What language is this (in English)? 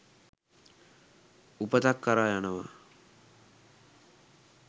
Sinhala